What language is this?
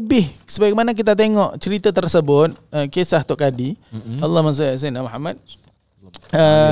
Malay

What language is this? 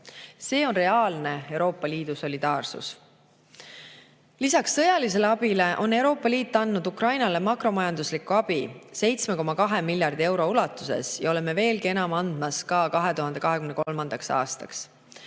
Estonian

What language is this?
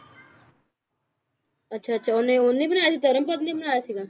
Punjabi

